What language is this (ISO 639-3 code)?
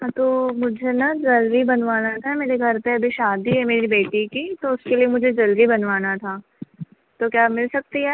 hin